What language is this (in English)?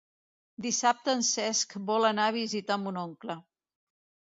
Catalan